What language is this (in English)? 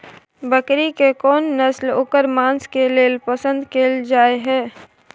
Maithili